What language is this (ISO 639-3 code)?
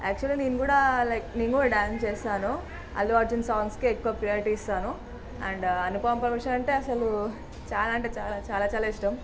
tel